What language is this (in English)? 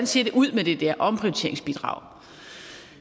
Danish